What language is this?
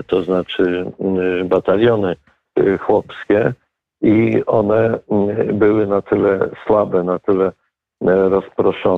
Polish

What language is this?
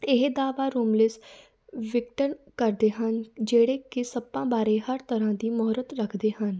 Punjabi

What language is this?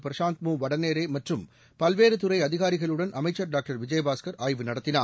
Tamil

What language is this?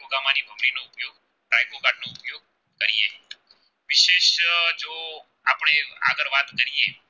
Gujarati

